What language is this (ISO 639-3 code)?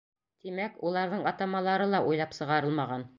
bak